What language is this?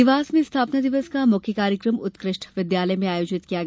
Hindi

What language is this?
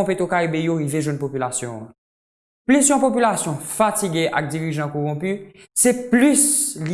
Haitian Creole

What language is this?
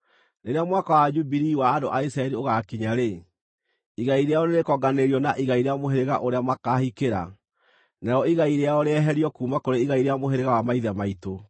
Kikuyu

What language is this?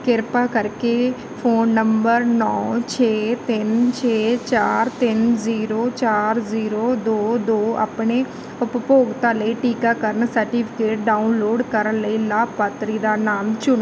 Punjabi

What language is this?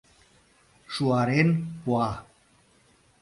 Mari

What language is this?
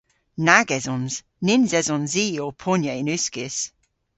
Cornish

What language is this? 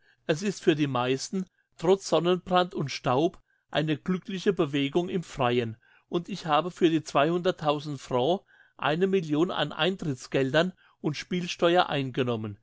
German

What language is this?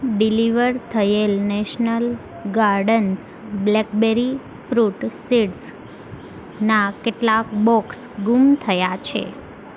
Gujarati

